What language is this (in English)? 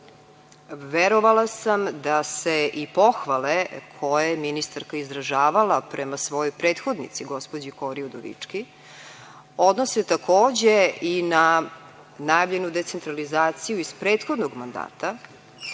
Serbian